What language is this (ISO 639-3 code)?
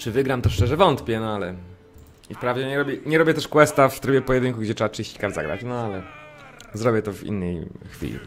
pol